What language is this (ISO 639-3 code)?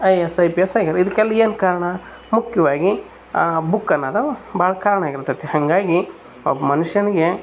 kan